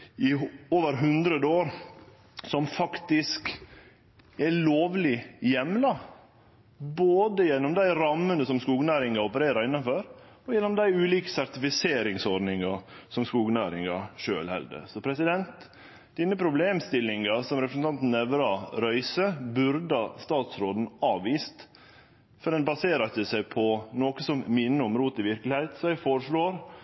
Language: Norwegian Nynorsk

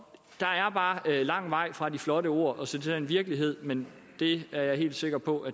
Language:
Danish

